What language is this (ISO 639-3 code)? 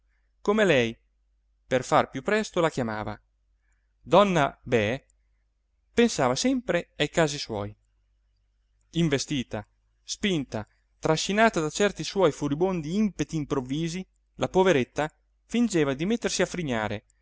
ita